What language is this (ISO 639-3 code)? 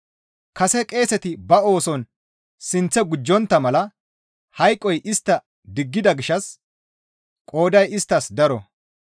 gmv